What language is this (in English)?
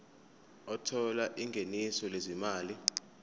Zulu